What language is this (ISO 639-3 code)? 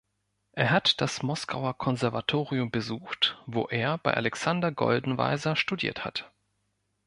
deu